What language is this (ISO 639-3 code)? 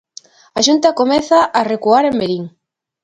glg